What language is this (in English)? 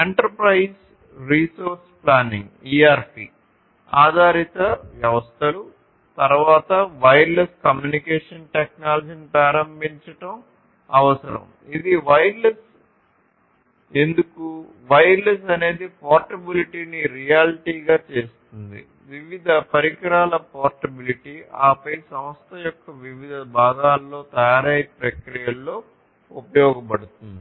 Telugu